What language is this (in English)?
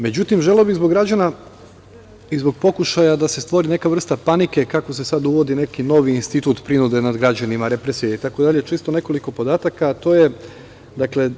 Serbian